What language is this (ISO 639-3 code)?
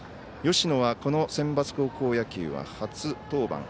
jpn